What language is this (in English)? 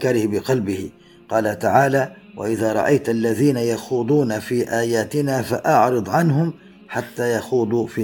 Arabic